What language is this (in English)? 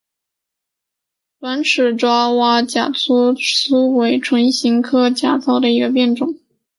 Chinese